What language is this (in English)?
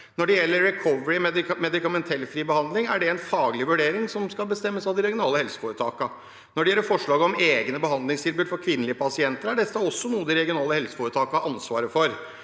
Norwegian